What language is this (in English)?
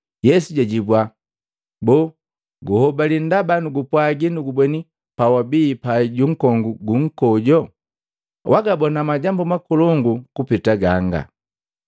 Matengo